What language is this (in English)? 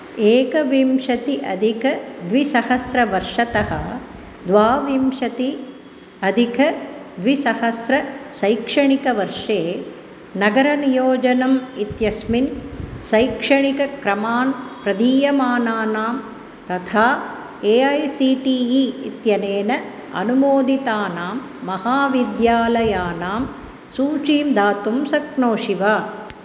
Sanskrit